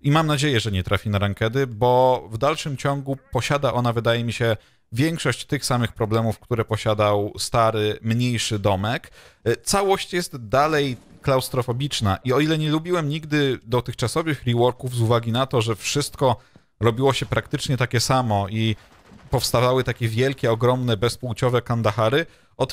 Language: Polish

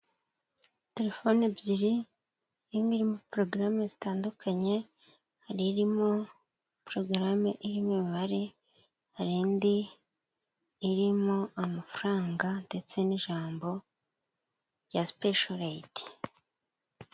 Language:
Kinyarwanda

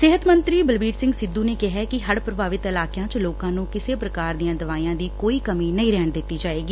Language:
Punjabi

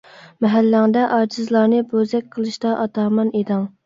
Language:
Uyghur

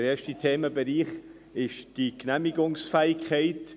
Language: Swiss German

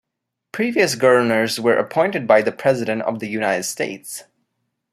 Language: English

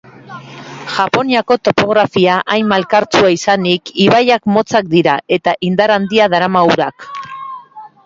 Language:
Basque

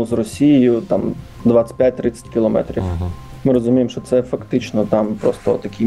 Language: Ukrainian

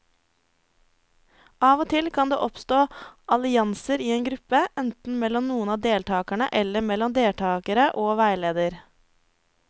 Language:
Norwegian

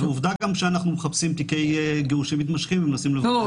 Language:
Hebrew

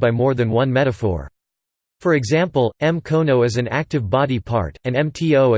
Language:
English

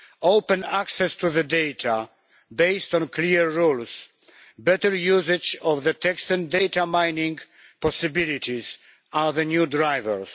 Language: English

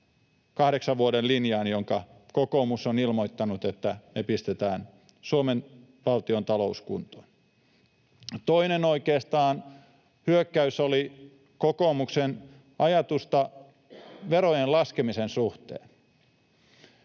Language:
Finnish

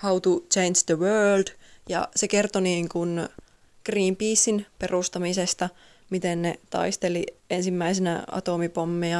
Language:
Finnish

